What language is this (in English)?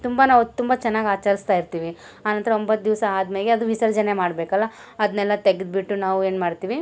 Kannada